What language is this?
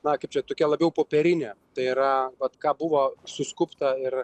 Lithuanian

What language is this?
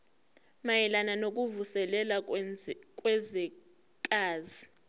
Zulu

